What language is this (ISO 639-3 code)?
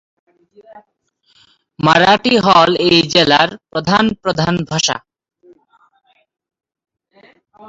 ben